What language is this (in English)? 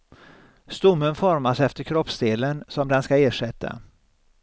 Swedish